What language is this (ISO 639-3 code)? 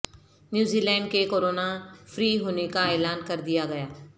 urd